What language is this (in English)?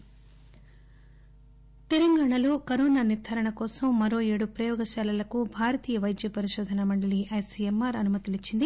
Telugu